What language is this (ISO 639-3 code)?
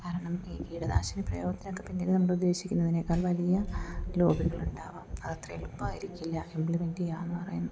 mal